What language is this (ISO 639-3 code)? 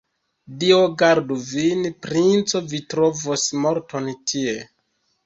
epo